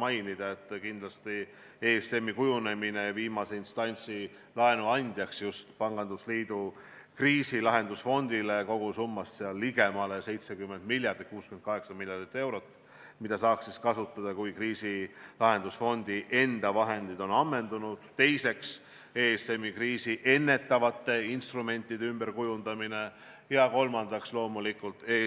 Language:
Estonian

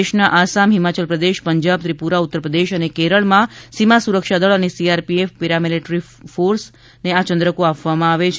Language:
Gujarati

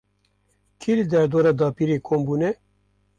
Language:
Kurdish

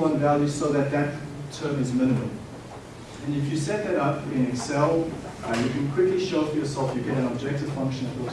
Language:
English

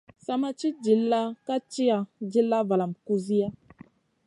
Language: Masana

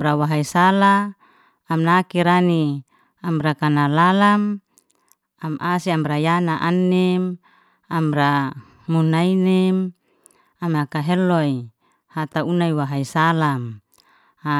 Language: Liana-Seti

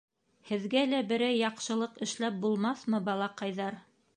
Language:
Bashkir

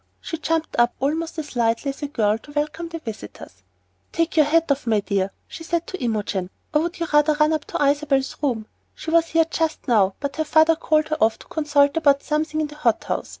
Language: English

